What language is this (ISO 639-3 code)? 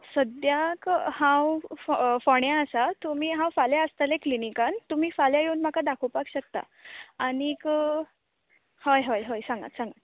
kok